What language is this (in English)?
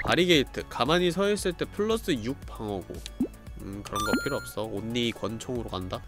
Korean